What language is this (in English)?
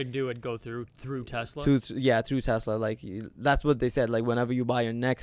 English